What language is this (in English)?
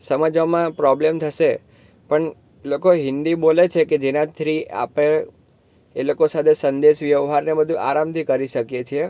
Gujarati